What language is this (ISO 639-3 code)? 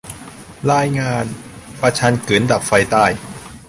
tha